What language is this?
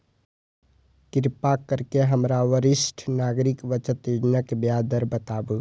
Maithili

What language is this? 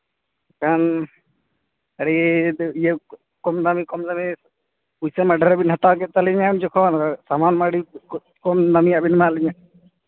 Santali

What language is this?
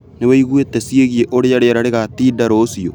Kikuyu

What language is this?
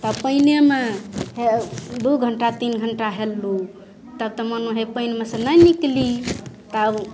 Maithili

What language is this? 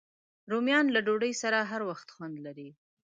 Pashto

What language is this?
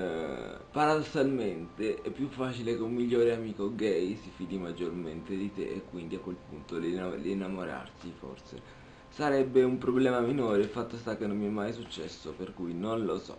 Italian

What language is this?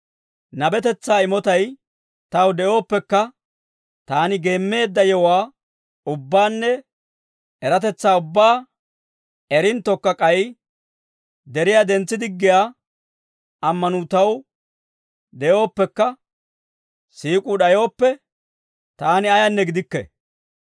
Dawro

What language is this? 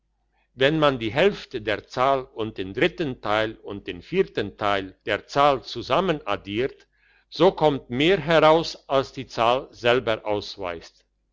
German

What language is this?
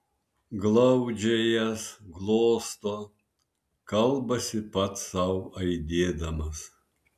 Lithuanian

